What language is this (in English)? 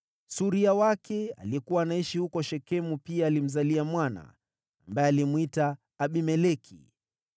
Swahili